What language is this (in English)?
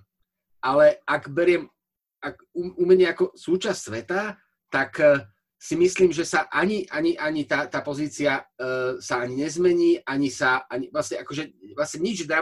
Slovak